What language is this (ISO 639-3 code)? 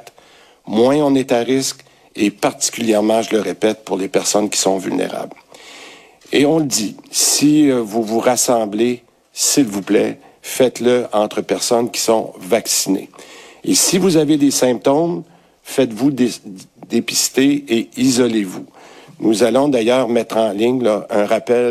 fra